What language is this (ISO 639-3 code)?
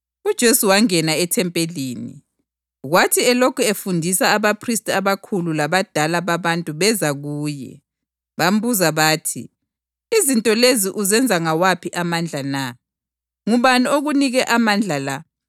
nde